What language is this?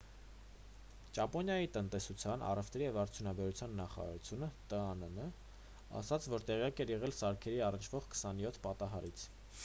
Armenian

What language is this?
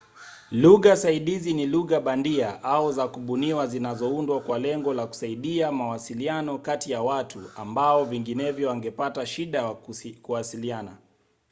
Swahili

